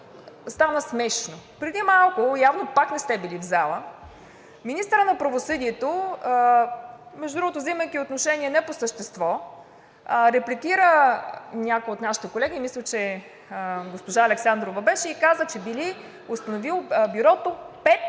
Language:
Bulgarian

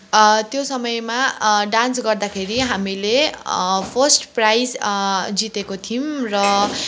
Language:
Nepali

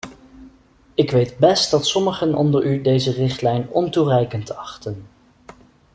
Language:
Dutch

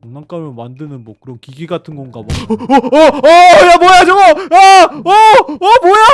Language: Korean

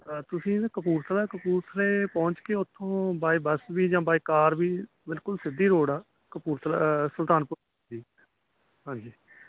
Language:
Punjabi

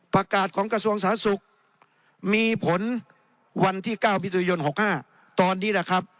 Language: Thai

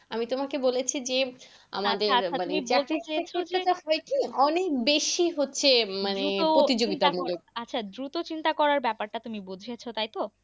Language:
Bangla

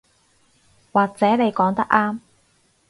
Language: Cantonese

